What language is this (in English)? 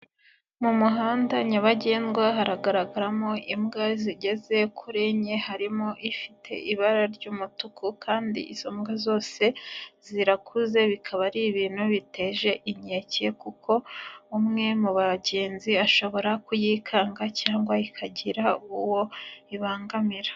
Kinyarwanda